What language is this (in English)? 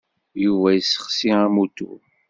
Kabyle